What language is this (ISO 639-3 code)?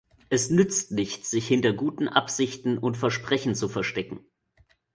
deu